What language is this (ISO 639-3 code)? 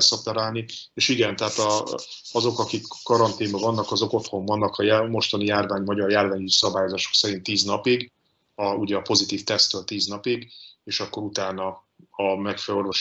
hun